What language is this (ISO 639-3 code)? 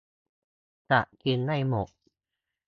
tha